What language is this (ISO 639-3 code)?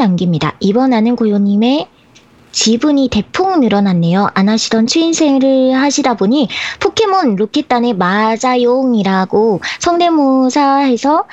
kor